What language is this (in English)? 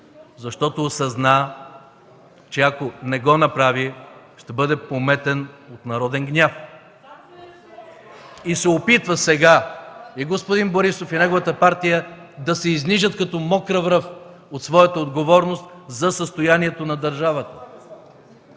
Bulgarian